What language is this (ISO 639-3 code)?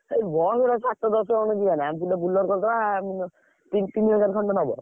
ori